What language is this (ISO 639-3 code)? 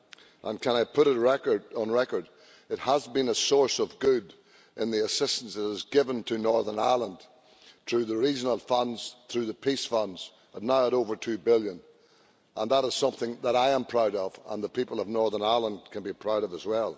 eng